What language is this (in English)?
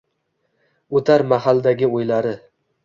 Uzbek